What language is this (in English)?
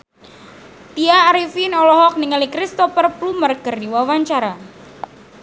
Sundanese